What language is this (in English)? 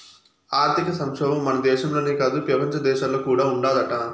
Telugu